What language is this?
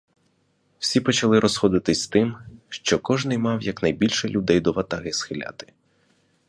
Ukrainian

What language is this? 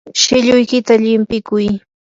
Yanahuanca Pasco Quechua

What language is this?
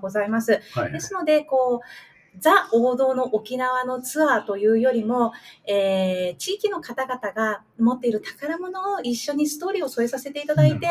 Japanese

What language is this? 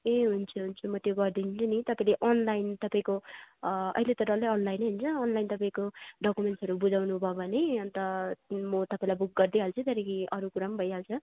Nepali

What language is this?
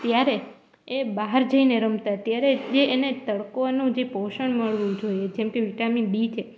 Gujarati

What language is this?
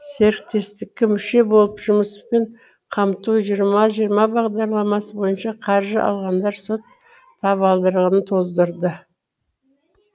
Kazakh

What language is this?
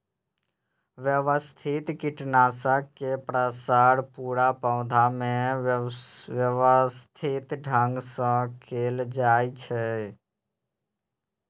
Maithili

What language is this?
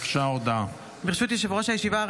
Hebrew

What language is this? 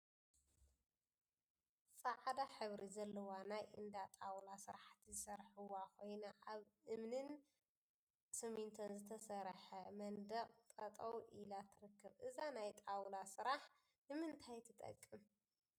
Tigrinya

